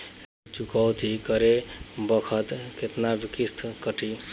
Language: Bhojpuri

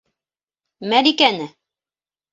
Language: Bashkir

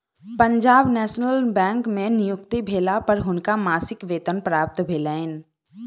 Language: Maithili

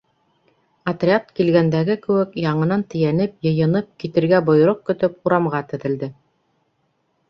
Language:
Bashkir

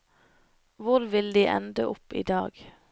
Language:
Norwegian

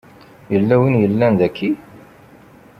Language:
Kabyle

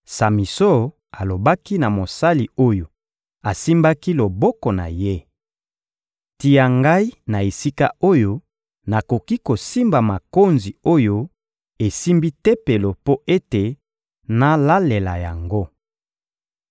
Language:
Lingala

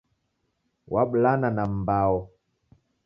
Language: Taita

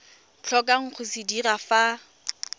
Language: Tswana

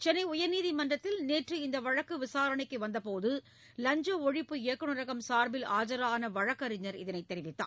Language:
Tamil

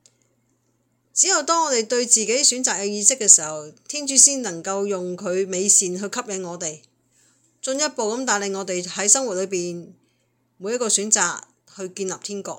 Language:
Chinese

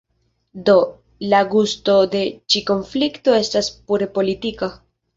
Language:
Esperanto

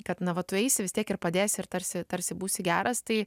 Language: Lithuanian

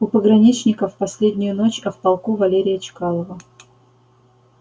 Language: Russian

